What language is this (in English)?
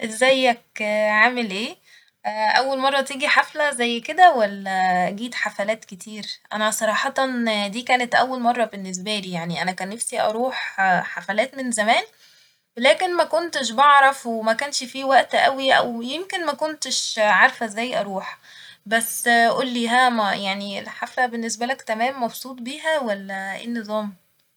Egyptian Arabic